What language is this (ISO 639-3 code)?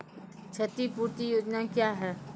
mai